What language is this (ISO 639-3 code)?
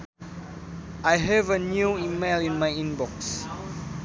sun